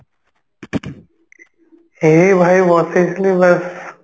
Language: Odia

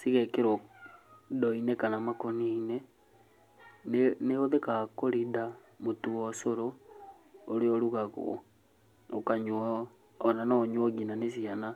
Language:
Kikuyu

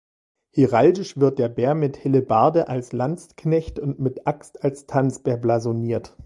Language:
German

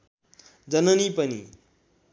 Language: Nepali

